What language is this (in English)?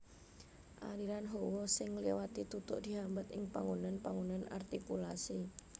Javanese